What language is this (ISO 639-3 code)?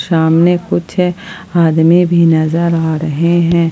hin